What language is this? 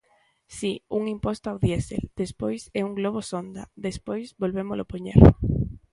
Galician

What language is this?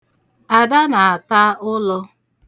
Igbo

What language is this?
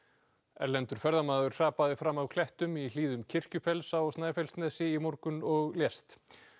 Icelandic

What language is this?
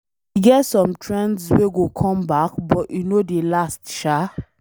Nigerian Pidgin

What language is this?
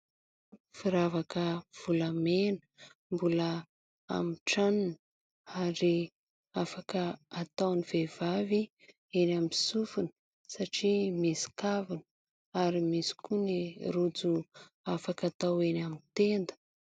Malagasy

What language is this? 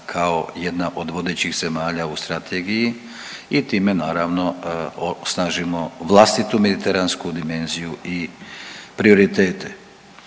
Croatian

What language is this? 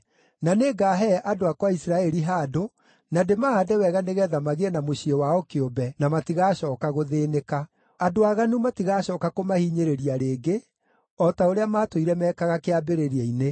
Kikuyu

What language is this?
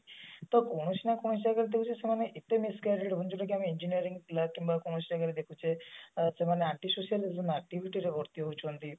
Odia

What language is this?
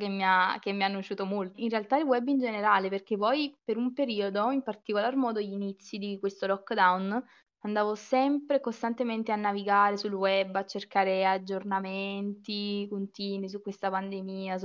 Italian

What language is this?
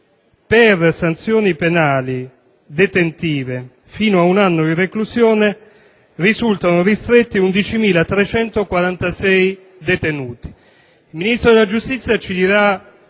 Italian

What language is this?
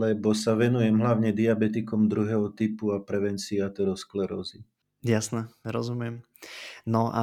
Slovak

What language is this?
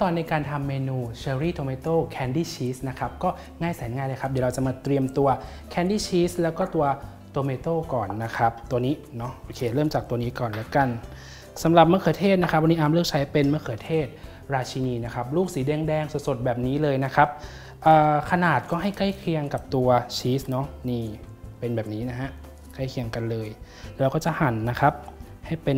Thai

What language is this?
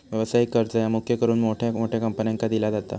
Marathi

